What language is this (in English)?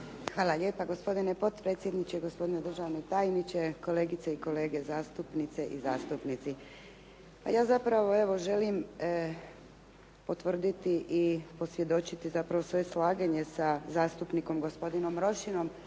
Croatian